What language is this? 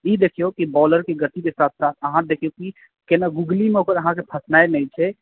Maithili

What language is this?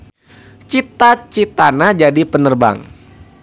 Sundanese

